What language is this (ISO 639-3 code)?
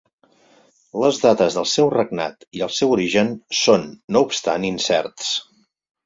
cat